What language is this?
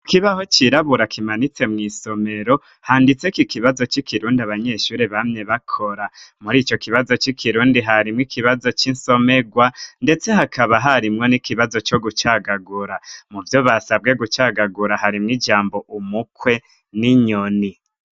Rundi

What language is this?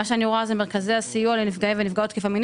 Hebrew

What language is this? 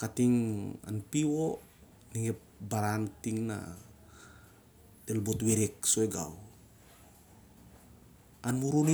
Siar-Lak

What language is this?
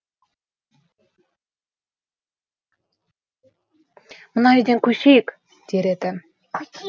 Kazakh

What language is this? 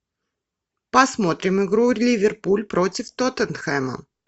Russian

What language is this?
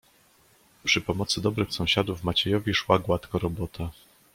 Polish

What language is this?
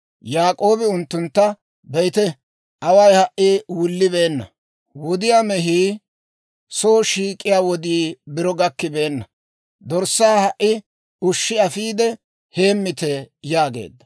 Dawro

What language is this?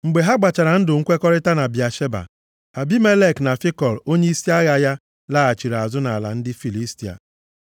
Igbo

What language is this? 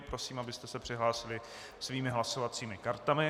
Czech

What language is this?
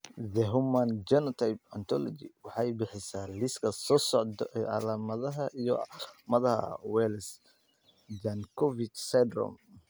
Somali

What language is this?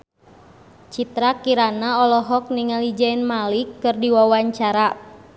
Sundanese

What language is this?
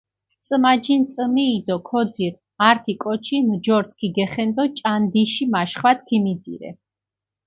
Mingrelian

